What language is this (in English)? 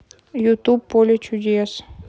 Russian